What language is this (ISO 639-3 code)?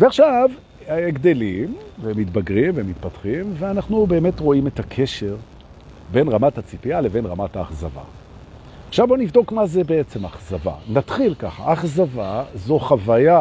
heb